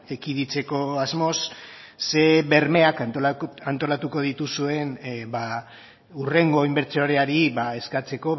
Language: Basque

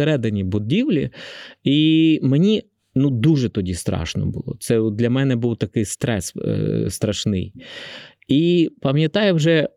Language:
Ukrainian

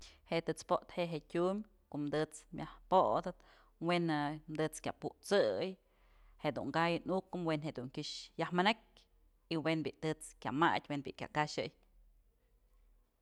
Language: Mazatlán Mixe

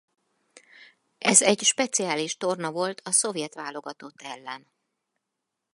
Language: Hungarian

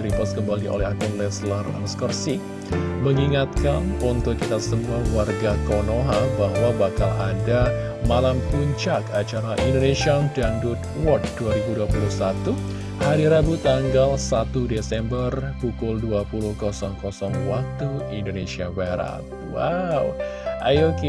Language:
Indonesian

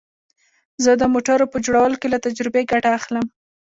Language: Pashto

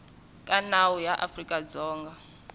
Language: Tsonga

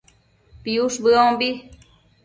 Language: Matsés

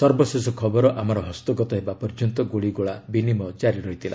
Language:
Odia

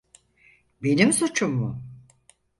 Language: Turkish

